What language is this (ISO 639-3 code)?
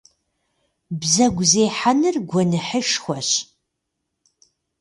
kbd